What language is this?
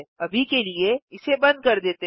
Hindi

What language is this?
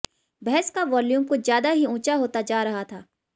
Hindi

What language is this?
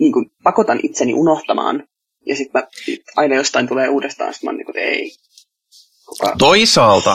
Finnish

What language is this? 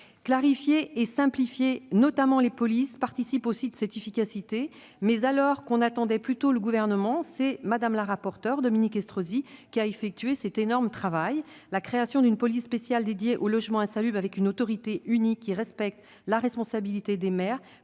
French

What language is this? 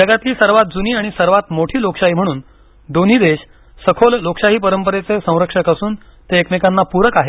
Marathi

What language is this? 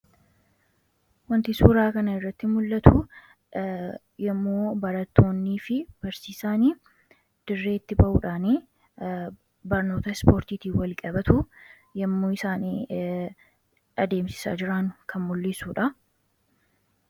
Oromo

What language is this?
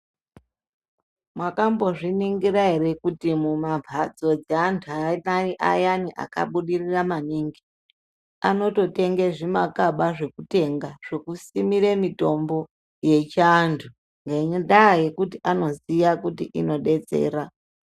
Ndau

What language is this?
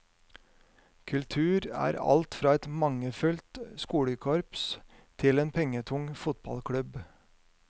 Norwegian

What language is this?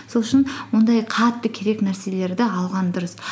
Kazakh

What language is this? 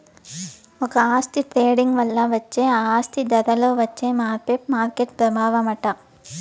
Telugu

